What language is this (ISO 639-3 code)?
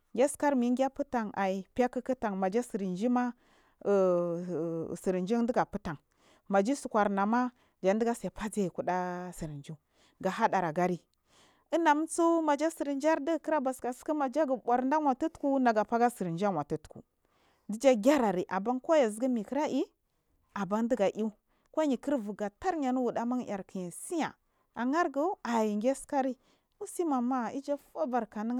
mfm